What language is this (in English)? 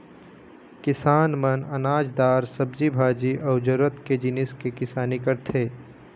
Chhattisgarhi